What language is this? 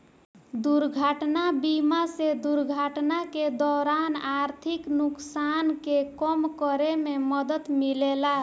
Bhojpuri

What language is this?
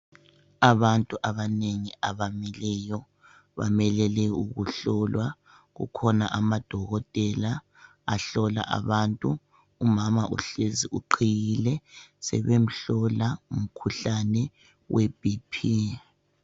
North Ndebele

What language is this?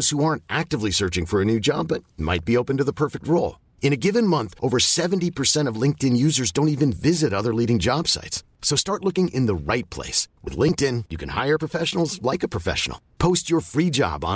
Filipino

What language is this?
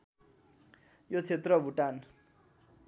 Nepali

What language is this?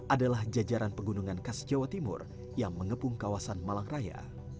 Indonesian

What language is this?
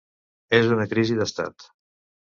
Catalan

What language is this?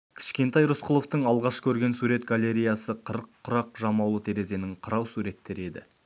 Kazakh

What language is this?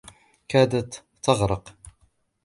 Arabic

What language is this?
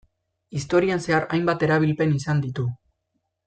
Basque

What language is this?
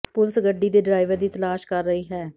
Punjabi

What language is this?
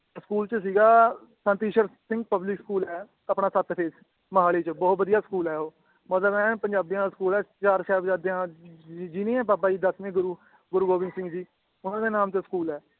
Punjabi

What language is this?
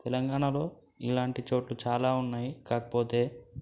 Telugu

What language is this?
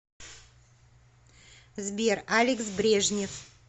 Russian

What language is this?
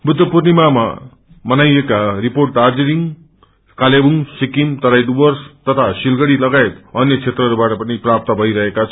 Nepali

